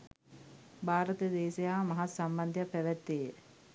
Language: Sinhala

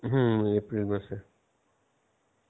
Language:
Bangla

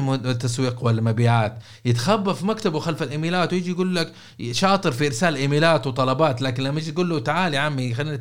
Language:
Arabic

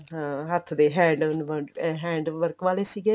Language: Punjabi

